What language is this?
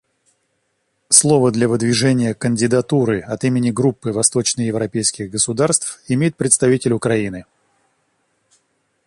Russian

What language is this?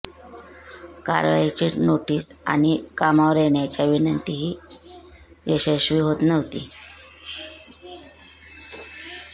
Marathi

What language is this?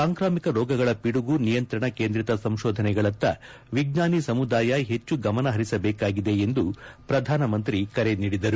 Kannada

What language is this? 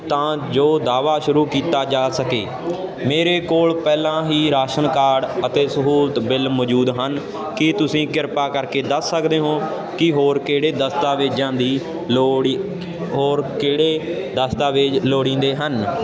Punjabi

